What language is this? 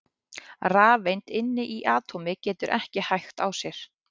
Icelandic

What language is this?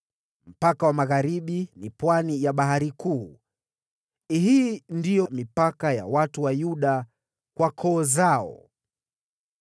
Swahili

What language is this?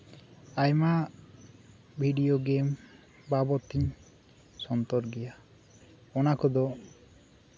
Santali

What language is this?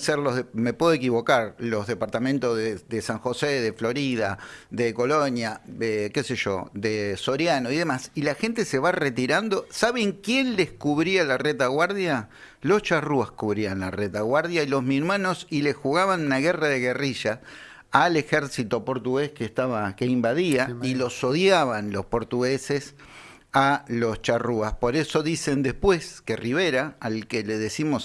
Spanish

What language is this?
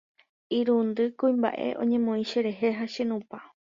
Guarani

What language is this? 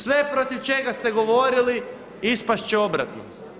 Croatian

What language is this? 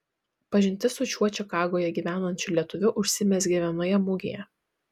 Lithuanian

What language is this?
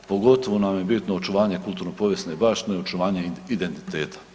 Croatian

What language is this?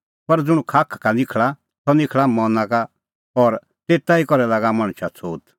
Kullu Pahari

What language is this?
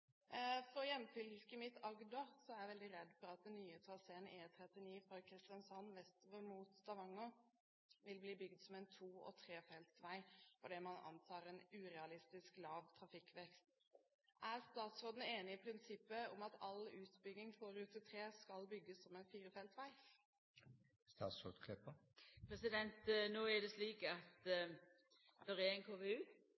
Norwegian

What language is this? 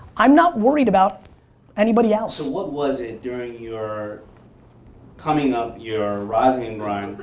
English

